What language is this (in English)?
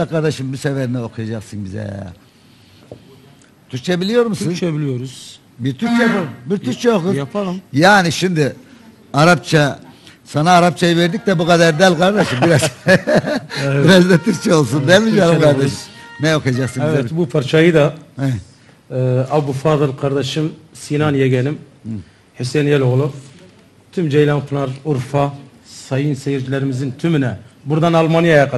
Turkish